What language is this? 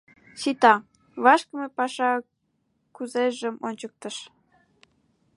Mari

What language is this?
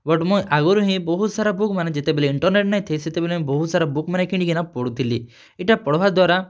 Odia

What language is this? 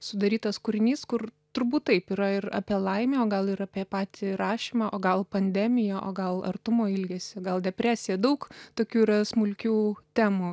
Lithuanian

